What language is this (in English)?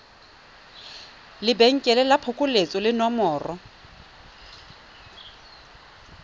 Tswana